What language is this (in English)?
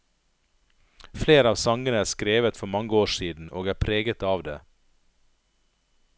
Norwegian